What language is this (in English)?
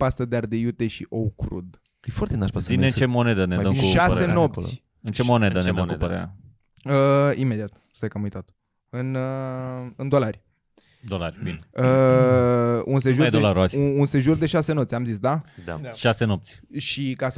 Romanian